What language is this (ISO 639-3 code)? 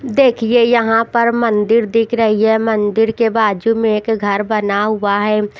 hin